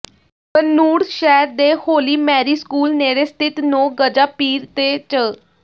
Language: Punjabi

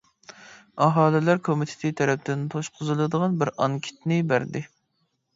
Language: Uyghur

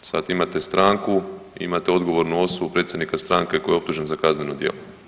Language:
Croatian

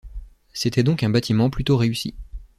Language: French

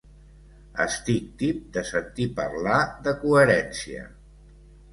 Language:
Catalan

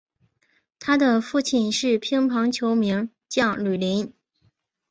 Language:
Chinese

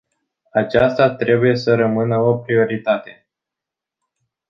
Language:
Romanian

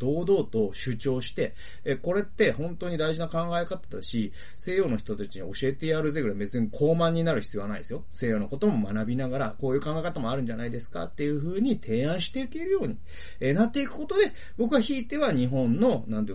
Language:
Japanese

